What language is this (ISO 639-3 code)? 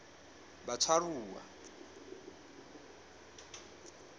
sot